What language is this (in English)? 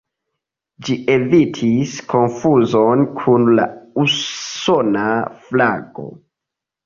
Esperanto